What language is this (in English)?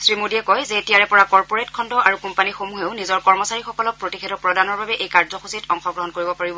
Assamese